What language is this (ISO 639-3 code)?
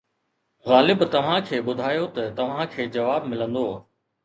snd